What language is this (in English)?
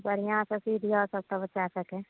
Maithili